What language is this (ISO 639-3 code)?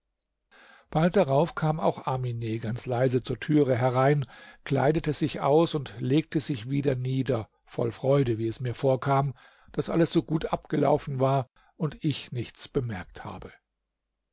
deu